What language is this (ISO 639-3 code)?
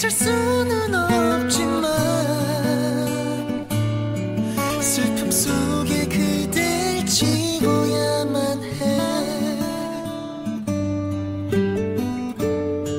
kor